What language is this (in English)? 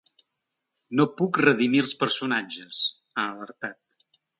Catalan